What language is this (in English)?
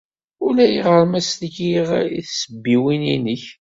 Kabyle